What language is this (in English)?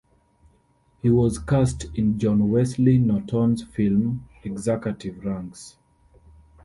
English